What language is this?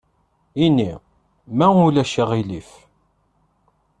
Kabyle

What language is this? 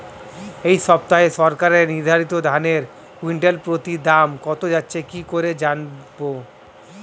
Bangla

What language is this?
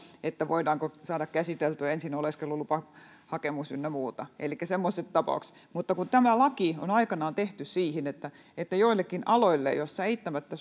Finnish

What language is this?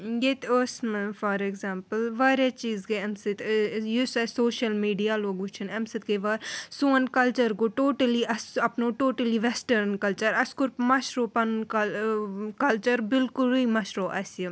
Kashmiri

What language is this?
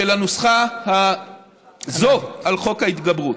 Hebrew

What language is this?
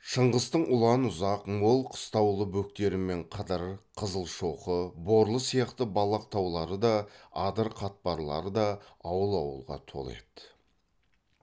Kazakh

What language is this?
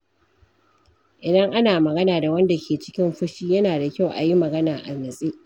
Hausa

